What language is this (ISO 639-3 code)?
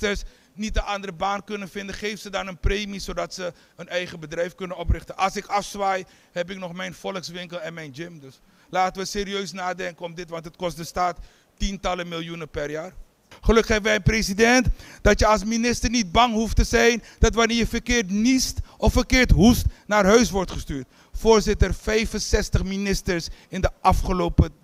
nld